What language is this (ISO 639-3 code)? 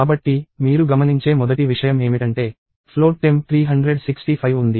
tel